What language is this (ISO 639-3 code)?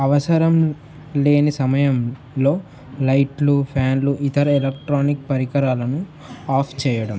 tel